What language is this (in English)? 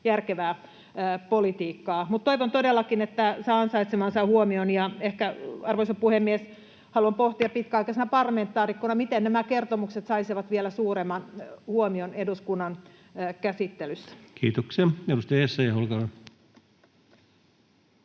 Finnish